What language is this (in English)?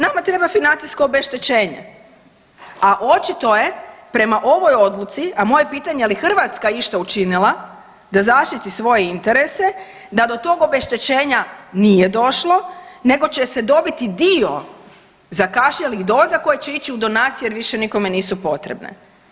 Croatian